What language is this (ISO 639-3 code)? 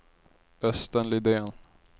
swe